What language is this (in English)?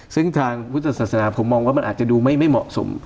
Thai